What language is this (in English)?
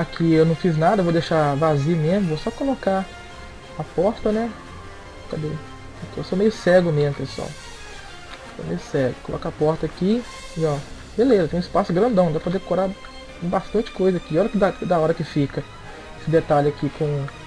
Portuguese